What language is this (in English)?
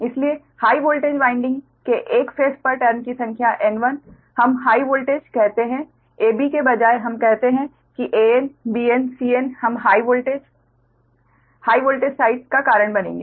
Hindi